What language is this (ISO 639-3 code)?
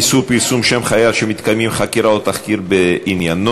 heb